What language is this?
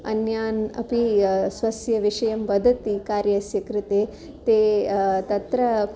Sanskrit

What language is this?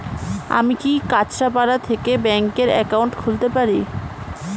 Bangla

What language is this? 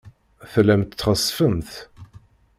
Kabyle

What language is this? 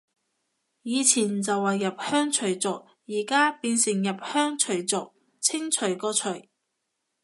Cantonese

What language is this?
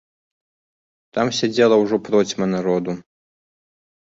Belarusian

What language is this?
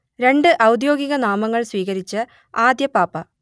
Malayalam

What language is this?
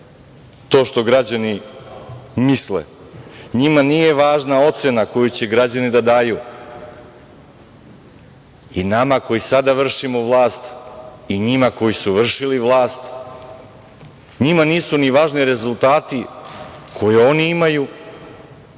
Serbian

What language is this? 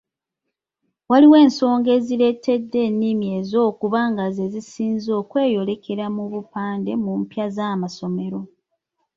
Ganda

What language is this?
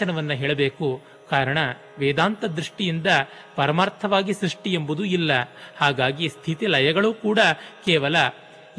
Kannada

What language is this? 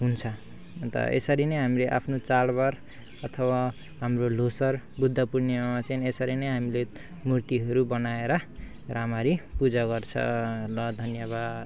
Nepali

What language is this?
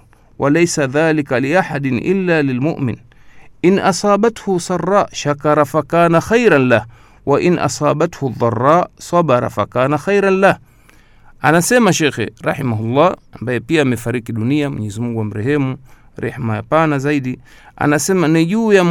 Swahili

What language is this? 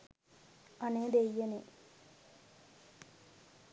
Sinhala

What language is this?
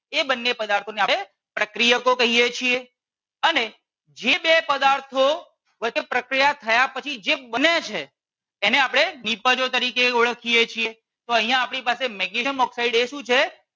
Gujarati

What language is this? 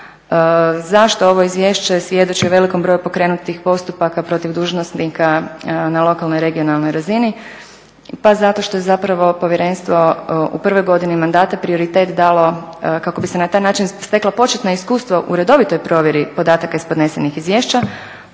Croatian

